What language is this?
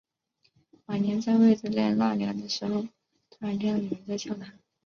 Chinese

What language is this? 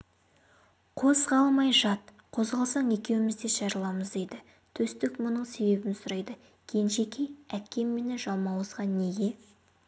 Kazakh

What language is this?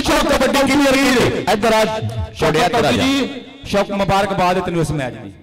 Punjabi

